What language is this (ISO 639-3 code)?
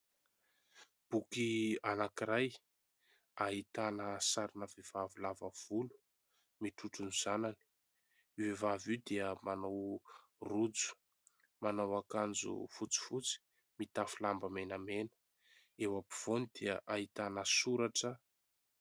mlg